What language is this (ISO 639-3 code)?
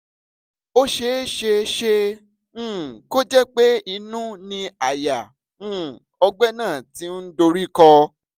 yor